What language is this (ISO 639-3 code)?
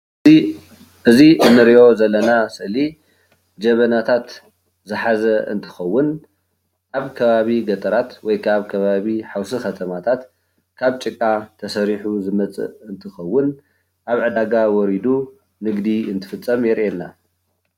tir